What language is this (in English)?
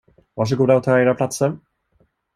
Swedish